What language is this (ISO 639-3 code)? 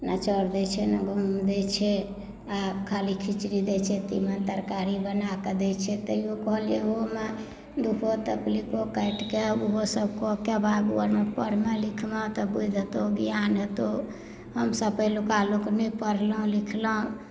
mai